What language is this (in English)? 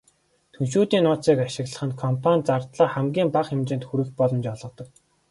Mongolian